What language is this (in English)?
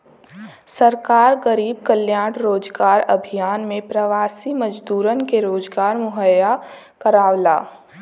Bhojpuri